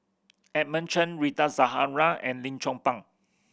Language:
English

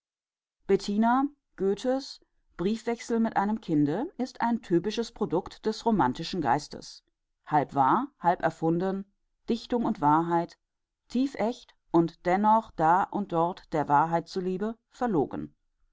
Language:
German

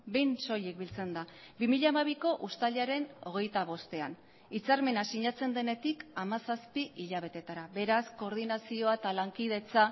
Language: Basque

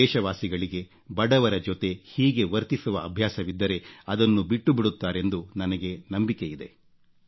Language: Kannada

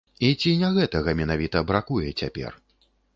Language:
Belarusian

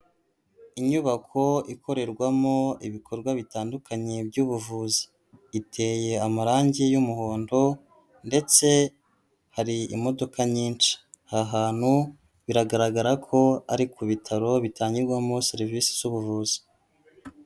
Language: Kinyarwanda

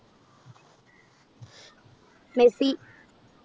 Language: Malayalam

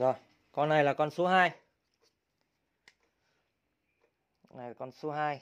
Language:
Vietnamese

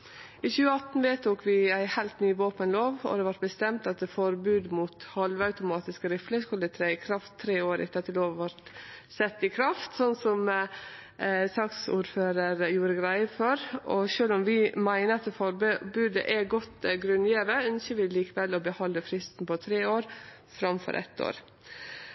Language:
Norwegian Nynorsk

